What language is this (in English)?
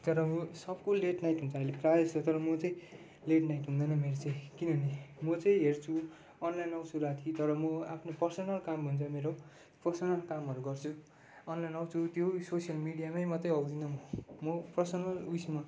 Nepali